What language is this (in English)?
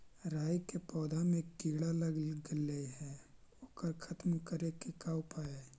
Magahi